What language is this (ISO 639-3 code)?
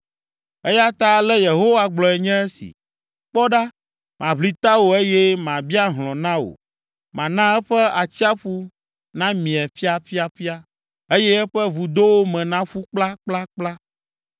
ewe